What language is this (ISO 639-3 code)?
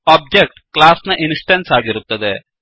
kan